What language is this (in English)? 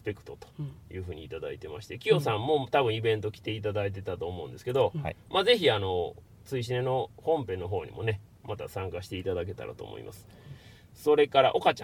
Japanese